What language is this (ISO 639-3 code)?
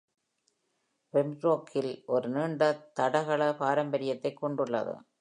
tam